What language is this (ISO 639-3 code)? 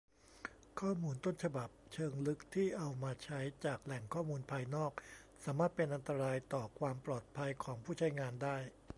tha